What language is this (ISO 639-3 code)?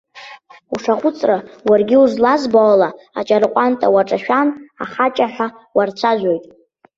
abk